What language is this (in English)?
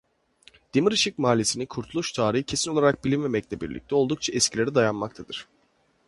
Turkish